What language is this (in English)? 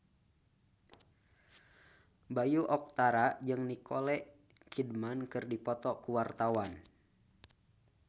Sundanese